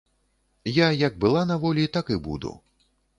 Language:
Belarusian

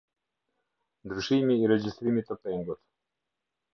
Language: Albanian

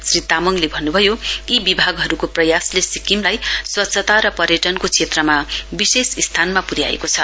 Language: Nepali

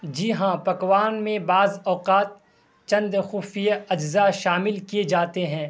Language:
Urdu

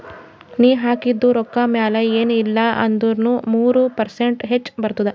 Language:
Kannada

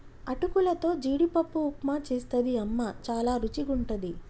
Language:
Telugu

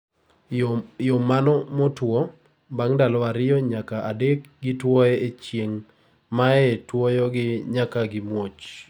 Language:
Luo (Kenya and Tanzania)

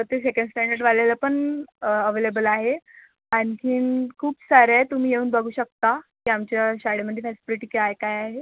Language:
Marathi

